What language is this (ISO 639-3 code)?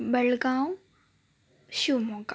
kan